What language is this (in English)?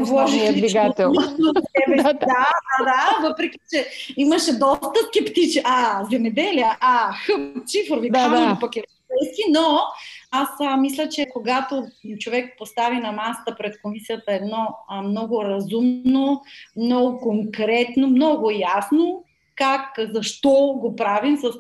Bulgarian